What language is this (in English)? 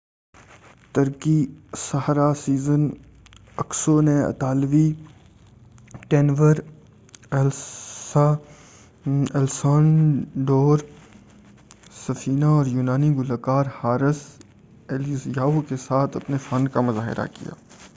Urdu